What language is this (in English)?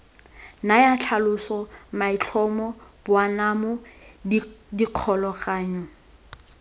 Tswana